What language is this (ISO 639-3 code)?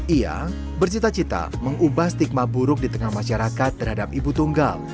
ind